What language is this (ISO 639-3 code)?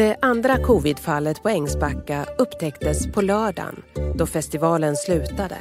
swe